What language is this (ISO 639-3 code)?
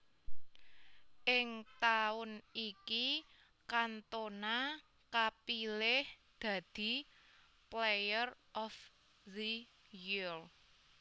jav